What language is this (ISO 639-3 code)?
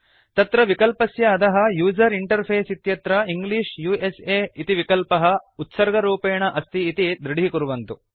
san